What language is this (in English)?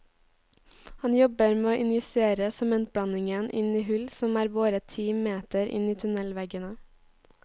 Norwegian